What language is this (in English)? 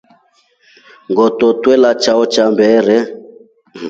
Rombo